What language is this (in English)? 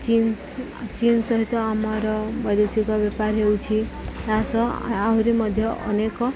Odia